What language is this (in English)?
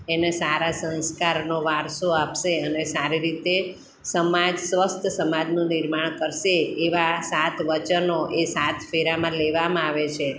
Gujarati